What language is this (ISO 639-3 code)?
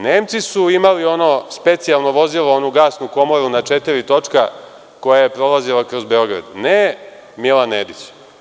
srp